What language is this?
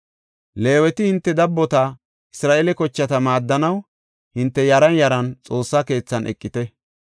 Gofa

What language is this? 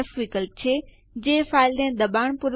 Gujarati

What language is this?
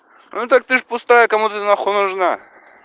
Russian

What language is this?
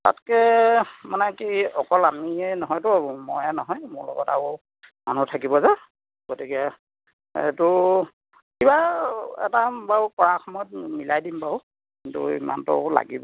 Assamese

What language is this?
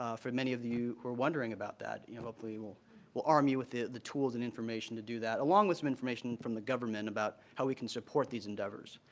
English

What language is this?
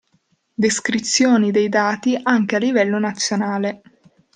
Italian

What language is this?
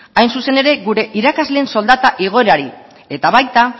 Basque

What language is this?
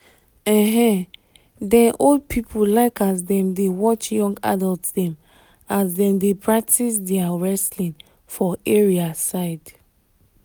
Nigerian Pidgin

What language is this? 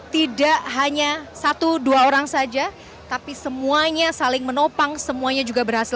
Indonesian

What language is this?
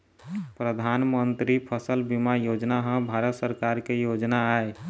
Chhattisgarhi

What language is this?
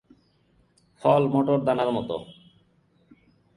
Bangla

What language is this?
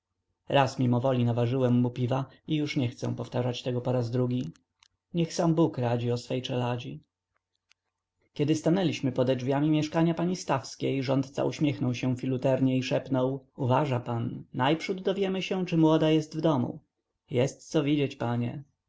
Polish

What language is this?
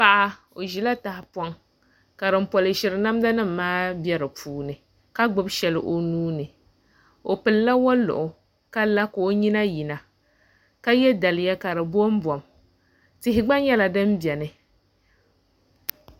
Dagbani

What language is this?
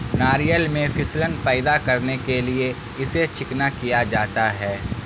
Urdu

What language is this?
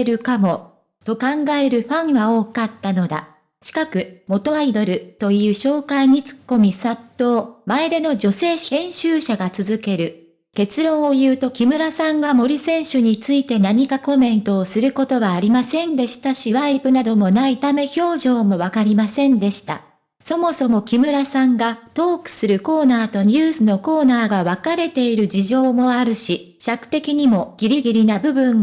Japanese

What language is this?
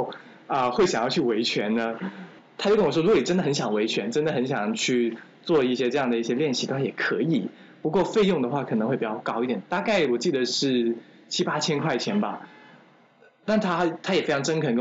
Chinese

